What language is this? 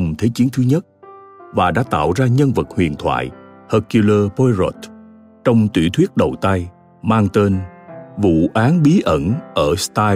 Vietnamese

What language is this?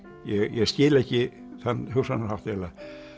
Icelandic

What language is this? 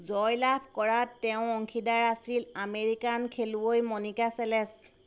Assamese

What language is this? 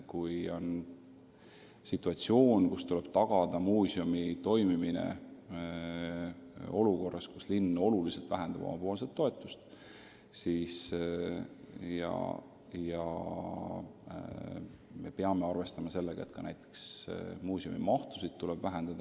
Estonian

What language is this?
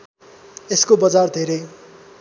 Nepali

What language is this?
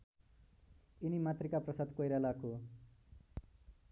Nepali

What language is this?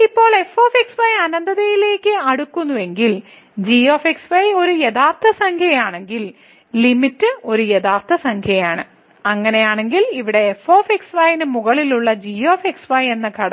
Malayalam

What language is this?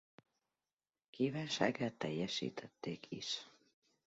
Hungarian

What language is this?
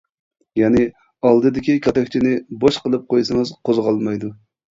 Uyghur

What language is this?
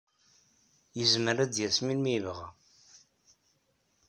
Kabyle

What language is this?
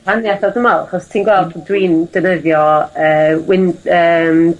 Welsh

